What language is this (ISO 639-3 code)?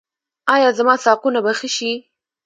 pus